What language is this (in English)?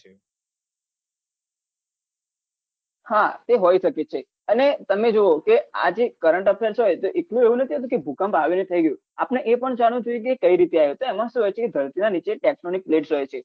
Gujarati